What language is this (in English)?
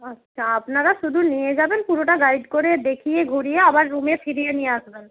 Bangla